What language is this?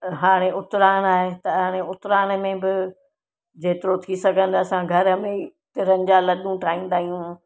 Sindhi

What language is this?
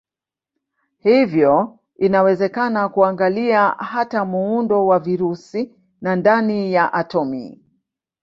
Swahili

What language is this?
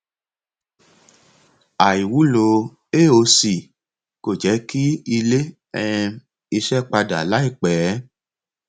Yoruba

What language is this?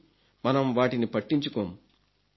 Telugu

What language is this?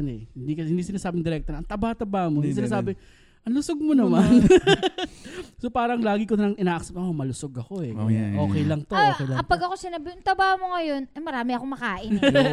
Filipino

